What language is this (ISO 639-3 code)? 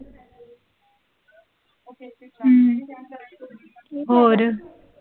pan